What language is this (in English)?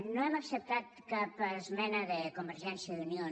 Catalan